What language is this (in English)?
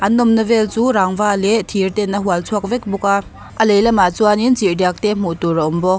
Mizo